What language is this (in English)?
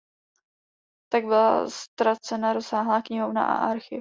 Czech